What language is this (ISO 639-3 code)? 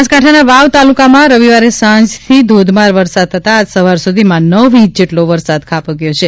guj